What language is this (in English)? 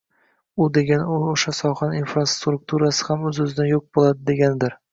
Uzbek